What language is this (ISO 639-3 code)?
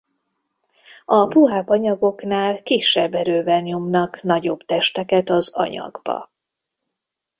hun